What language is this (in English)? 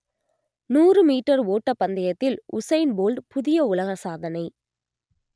Tamil